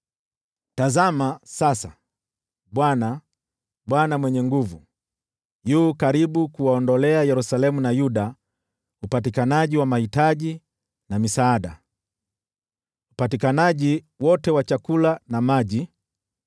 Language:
Swahili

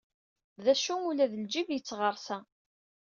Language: Kabyle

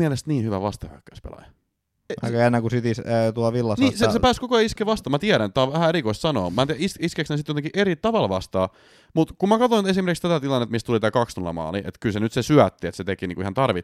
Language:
Finnish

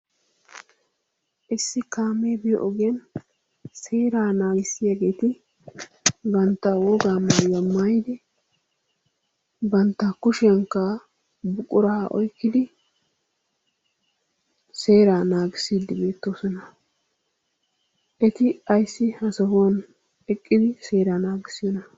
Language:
Wolaytta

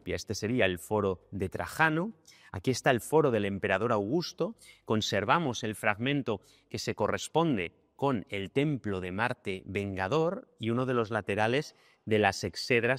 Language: Spanish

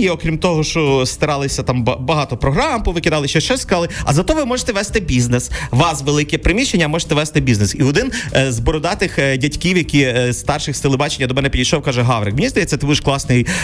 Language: Ukrainian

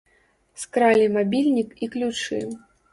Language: Belarusian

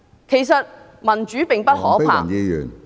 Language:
Cantonese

